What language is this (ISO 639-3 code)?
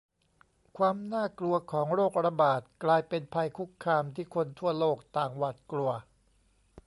tha